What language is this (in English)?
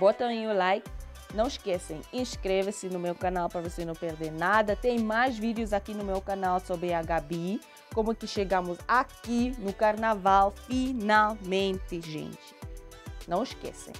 Portuguese